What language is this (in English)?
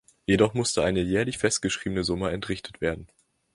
German